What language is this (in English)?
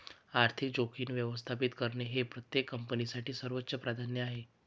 Marathi